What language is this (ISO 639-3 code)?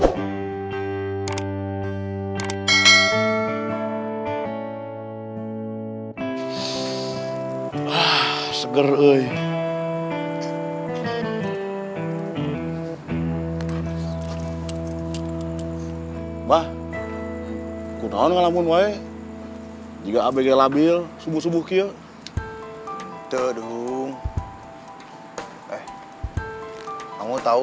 ind